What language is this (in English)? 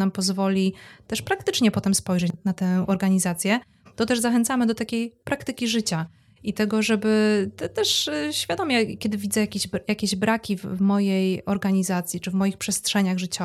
Polish